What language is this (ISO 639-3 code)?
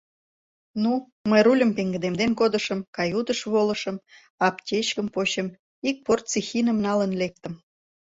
chm